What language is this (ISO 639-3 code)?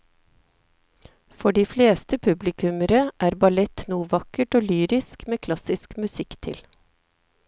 nor